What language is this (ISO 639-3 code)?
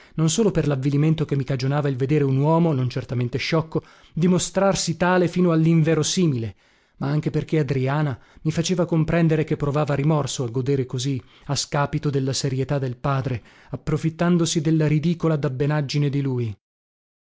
ita